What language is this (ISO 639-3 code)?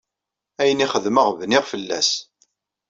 kab